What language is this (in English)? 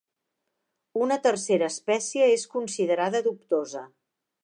Catalan